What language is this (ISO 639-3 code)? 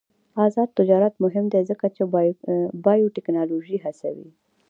pus